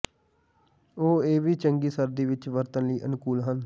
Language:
Punjabi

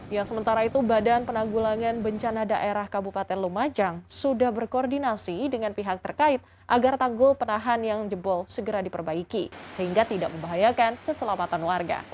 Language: Indonesian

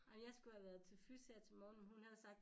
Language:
Danish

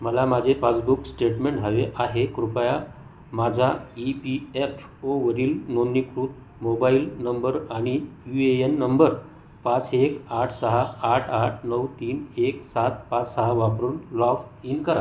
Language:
Marathi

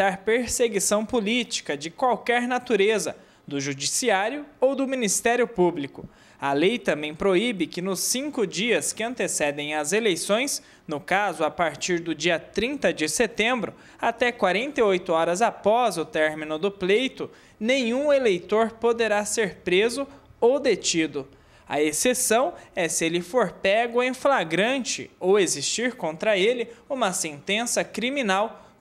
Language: Portuguese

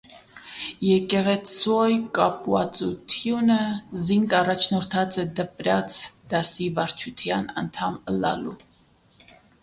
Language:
Armenian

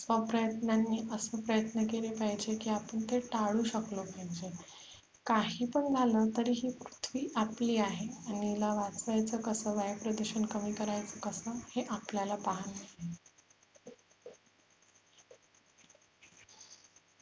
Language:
Marathi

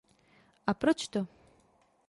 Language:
Czech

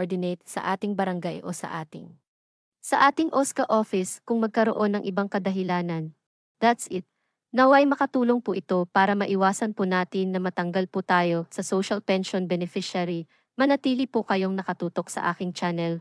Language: Filipino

